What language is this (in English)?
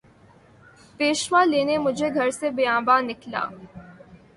Urdu